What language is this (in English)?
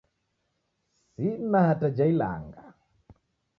Taita